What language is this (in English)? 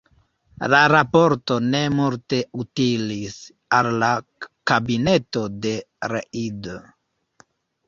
Esperanto